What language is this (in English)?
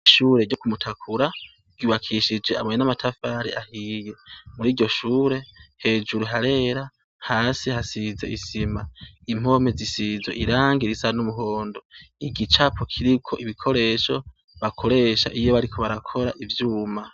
Rundi